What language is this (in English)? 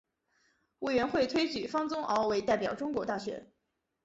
Chinese